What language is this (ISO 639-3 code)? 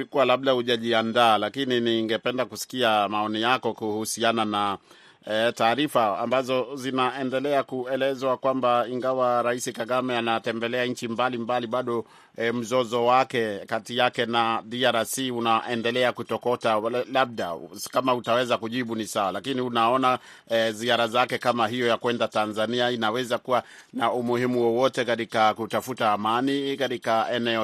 swa